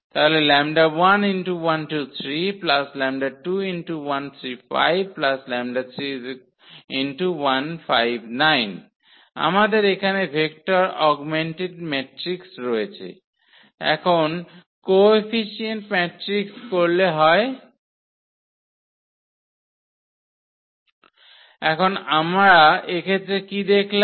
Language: Bangla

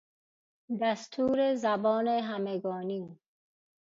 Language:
Persian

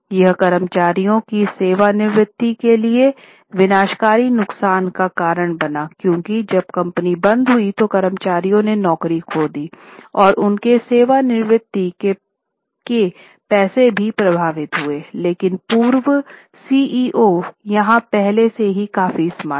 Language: Hindi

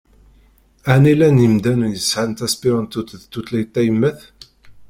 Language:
Kabyle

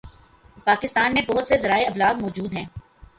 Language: Urdu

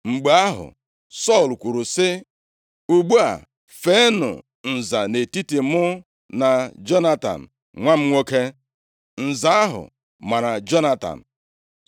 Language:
Igbo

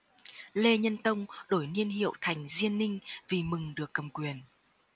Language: Vietnamese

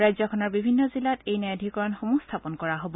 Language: Assamese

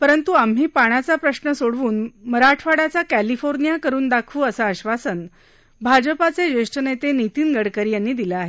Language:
Marathi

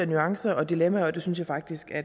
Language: Danish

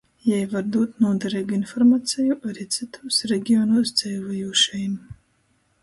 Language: Latgalian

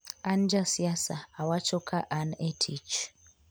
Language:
Luo (Kenya and Tanzania)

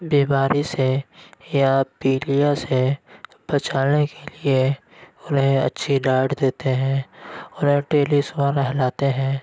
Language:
Urdu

